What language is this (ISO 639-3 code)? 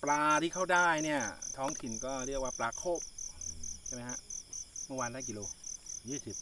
tha